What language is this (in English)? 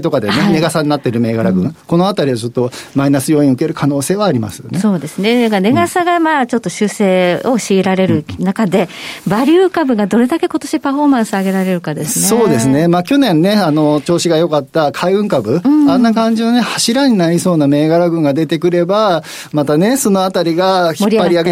Japanese